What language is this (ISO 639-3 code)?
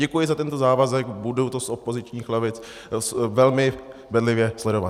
ces